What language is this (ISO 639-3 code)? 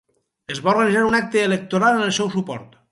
cat